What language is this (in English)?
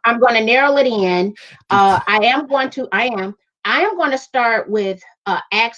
English